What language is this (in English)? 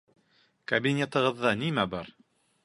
Bashkir